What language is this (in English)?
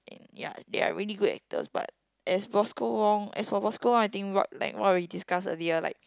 English